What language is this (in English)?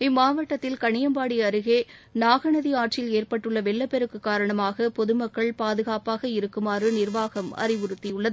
Tamil